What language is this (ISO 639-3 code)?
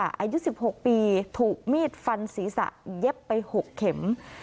tha